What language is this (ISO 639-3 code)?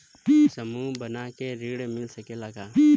bho